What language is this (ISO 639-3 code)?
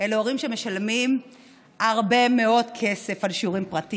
heb